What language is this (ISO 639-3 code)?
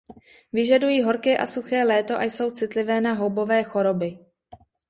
ces